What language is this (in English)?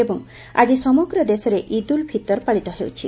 Odia